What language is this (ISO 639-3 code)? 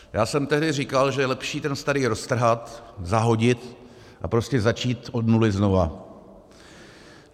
ces